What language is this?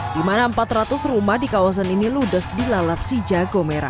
Indonesian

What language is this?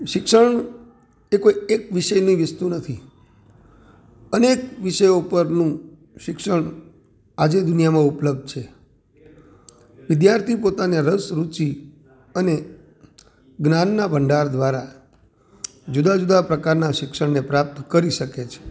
Gujarati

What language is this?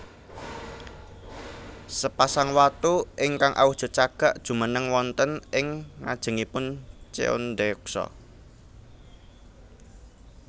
Javanese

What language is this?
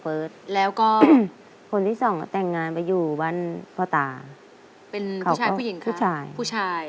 Thai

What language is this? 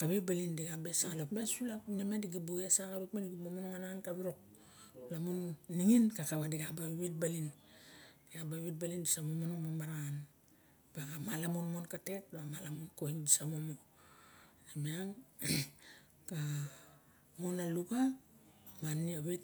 Barok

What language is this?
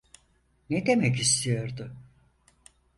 Turkish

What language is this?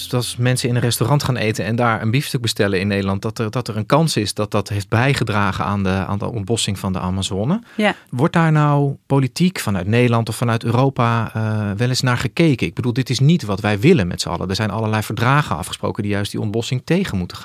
Dutch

